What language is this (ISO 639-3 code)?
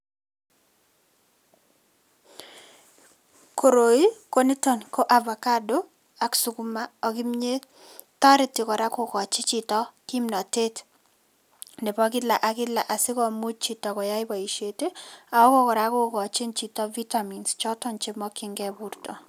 kln